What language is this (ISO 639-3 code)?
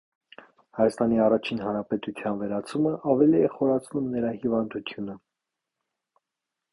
hye